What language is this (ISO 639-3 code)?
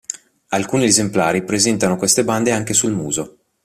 ita